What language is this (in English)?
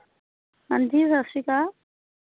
Punjabi